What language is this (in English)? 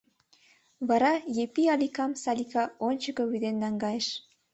Mari